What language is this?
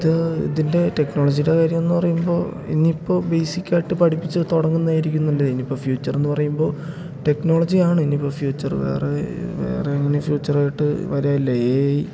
Malayalam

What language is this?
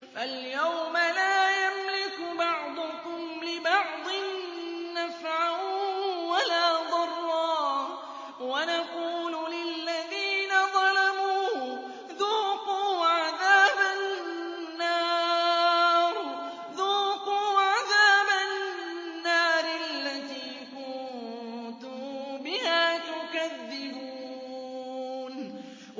Arabic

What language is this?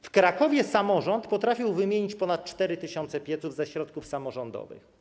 Polish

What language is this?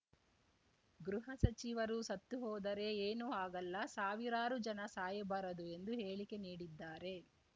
Kannada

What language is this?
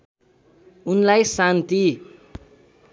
Nepali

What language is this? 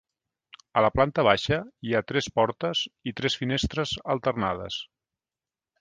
Catalan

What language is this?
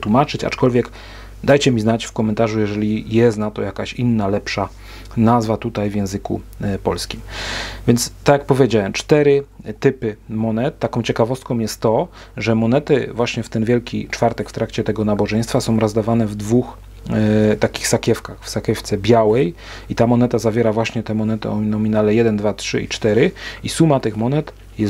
Polish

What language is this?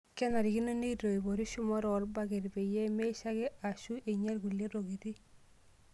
Masai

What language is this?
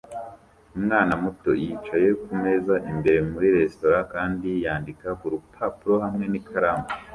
Kinyarwanda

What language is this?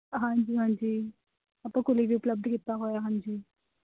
Punjabi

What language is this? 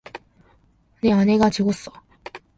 Korean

